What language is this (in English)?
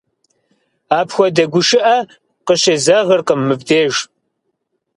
Kabardian